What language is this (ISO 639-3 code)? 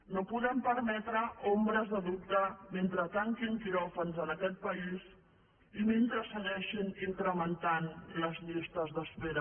cat